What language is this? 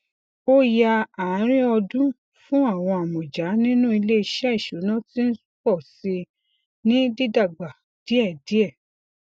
Yoruba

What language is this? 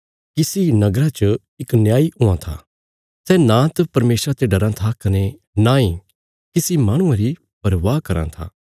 Bilaspuri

